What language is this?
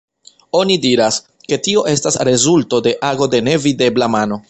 Esperanto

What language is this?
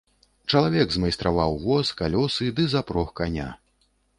Belarusian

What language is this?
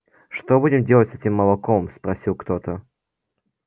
Russian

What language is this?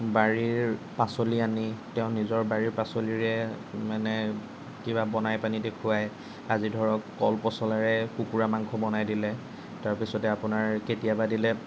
Assamese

